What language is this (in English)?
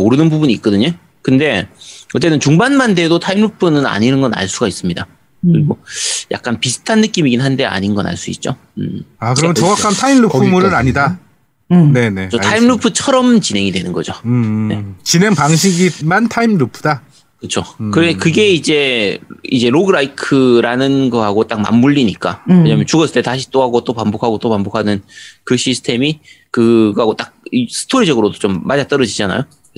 Korean